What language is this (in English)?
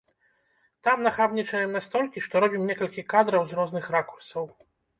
Belarusian